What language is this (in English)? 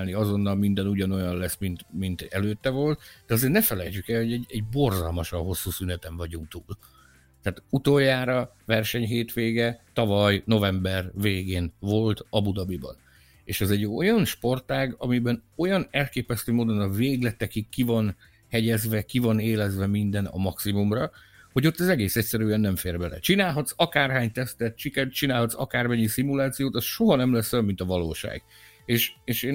Hungarian